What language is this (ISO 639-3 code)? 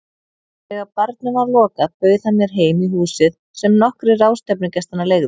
isl